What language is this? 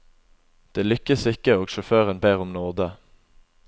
Norwegian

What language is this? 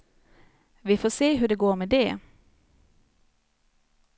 Swedish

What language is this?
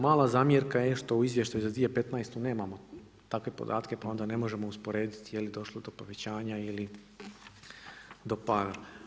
Croatian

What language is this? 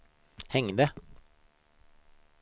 Swedish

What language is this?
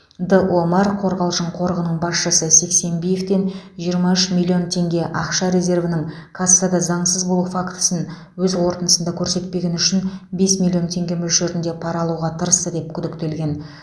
Kazakh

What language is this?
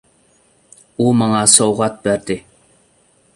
Uyghur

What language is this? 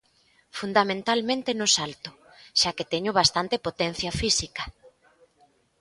Galician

